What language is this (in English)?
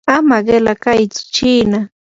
Yanahuanca Pasco Quechua